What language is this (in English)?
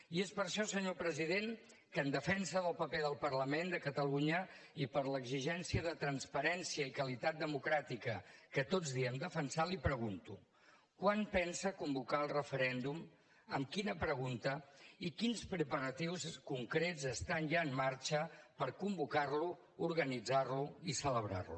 Catalan